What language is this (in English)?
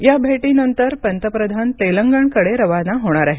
Marathi